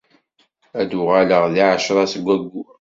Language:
Kabyle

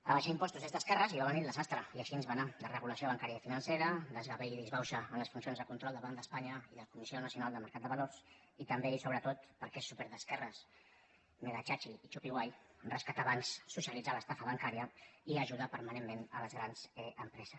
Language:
Catalan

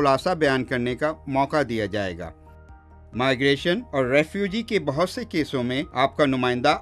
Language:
Urdu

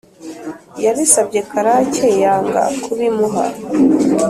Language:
Kinyarwanda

